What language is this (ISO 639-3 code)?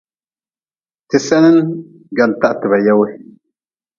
nmz